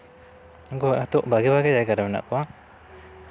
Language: Santali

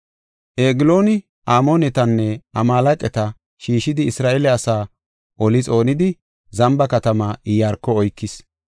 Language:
Gofa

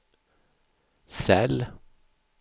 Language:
Swedish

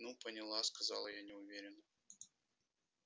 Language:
Russian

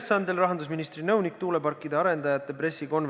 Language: Estonian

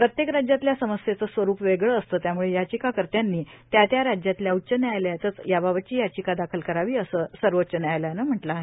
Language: Marathi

